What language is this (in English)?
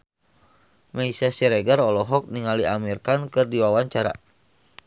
Sundanese